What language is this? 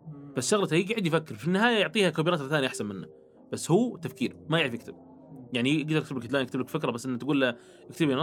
Arabic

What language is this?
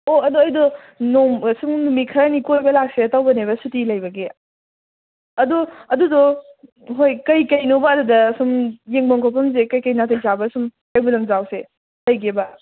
Manipuri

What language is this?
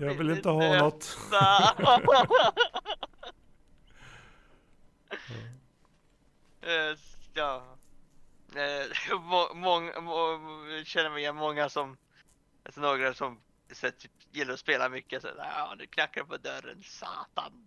Swedish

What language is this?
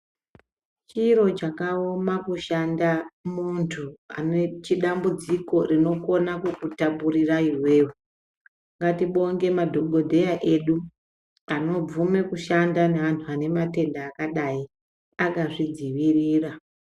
Ndau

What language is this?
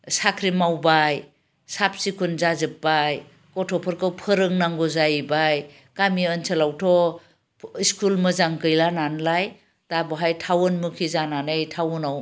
Bodo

